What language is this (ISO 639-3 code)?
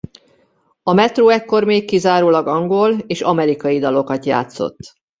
hun